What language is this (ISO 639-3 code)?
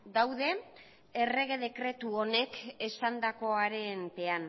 eus